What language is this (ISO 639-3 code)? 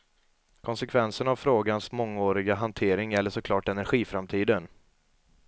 swe